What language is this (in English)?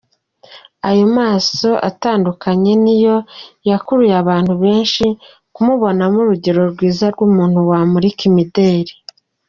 Kinyarwanda